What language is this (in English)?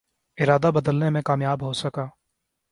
Urdu